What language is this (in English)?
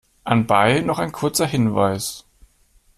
German